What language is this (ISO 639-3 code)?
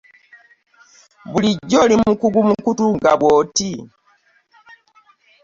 lug